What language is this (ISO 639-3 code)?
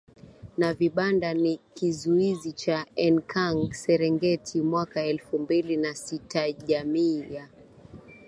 swa